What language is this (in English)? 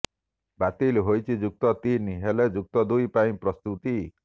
Odia